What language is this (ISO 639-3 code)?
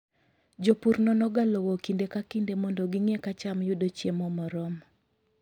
luo